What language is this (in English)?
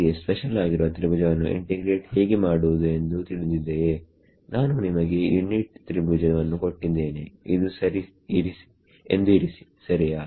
Kannada